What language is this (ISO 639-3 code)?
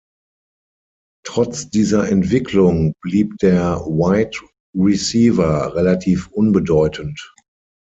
deu